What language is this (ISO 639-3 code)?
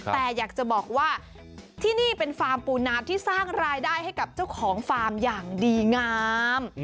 tha